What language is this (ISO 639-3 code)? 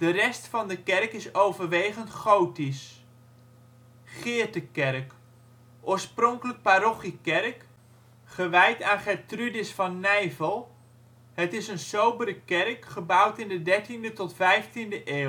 nld